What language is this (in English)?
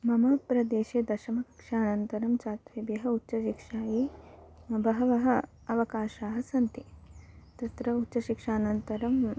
Sanskrit